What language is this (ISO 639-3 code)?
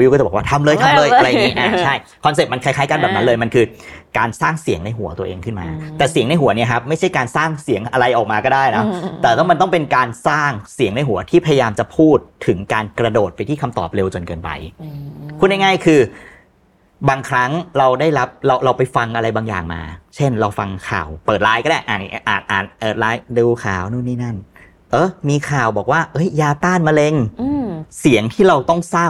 tha